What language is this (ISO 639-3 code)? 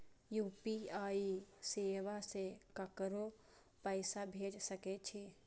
mai